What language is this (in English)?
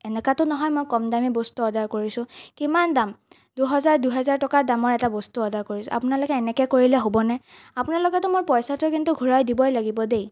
Assamese